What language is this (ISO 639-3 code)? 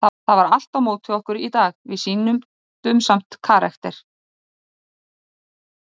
isl